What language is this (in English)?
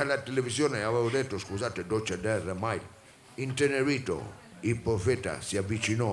Italian